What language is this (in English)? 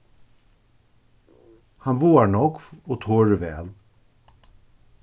Faroese